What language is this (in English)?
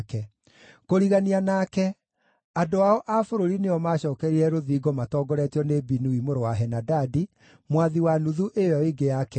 Kikuyu